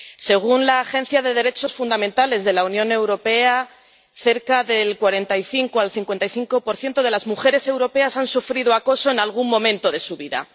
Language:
Spanish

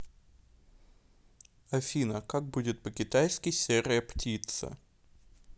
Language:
Russian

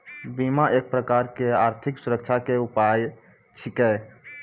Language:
Maithili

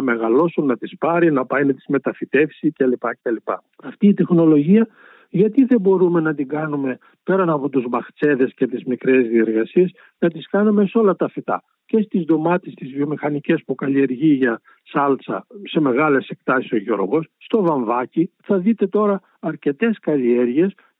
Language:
Greek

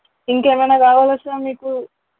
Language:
Telugu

